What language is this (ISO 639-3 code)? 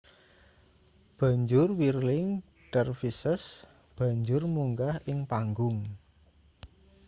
jav